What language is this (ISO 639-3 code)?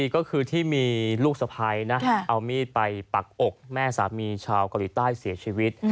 tha